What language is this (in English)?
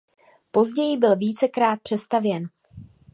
Czech